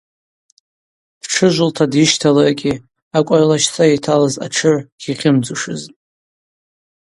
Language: Abaza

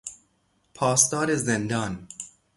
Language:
Persian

